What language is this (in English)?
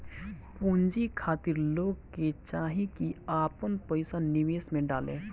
Bhojpuri